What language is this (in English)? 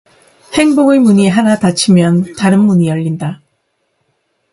Korean